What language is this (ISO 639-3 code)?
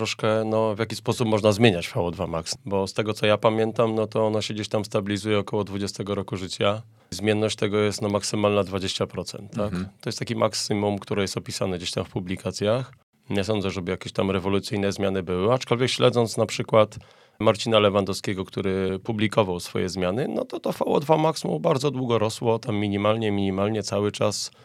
pol